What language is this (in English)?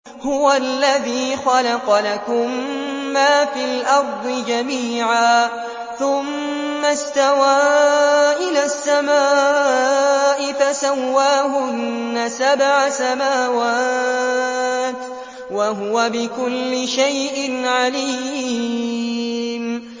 Arabic